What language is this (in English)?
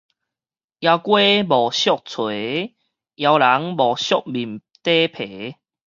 Min Nan Chinese